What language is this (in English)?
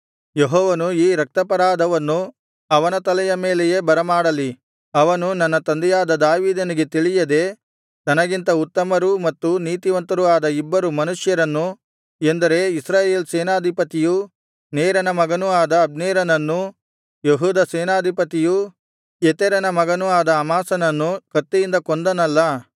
Kannada